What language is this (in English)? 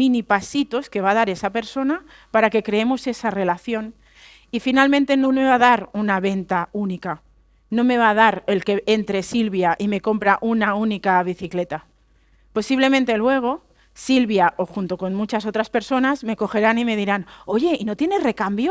Spanish